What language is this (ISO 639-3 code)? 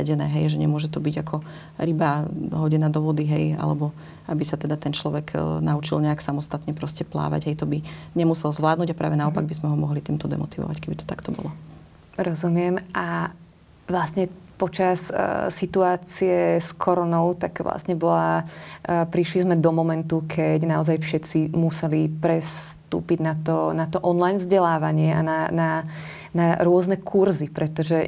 slk